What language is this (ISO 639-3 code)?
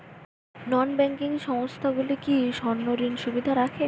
ben